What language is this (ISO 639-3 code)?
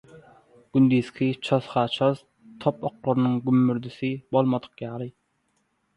tuk